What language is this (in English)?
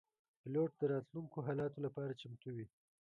Pashto